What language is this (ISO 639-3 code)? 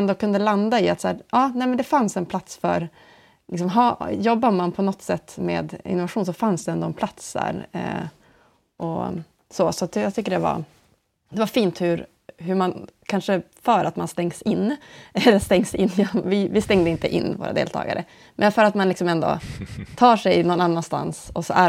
swe